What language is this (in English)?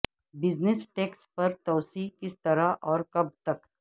Urdu